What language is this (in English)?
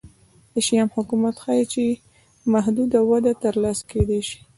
Pashto